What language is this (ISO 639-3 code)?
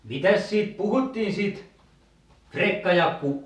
fin